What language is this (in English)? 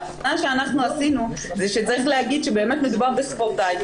Hebrew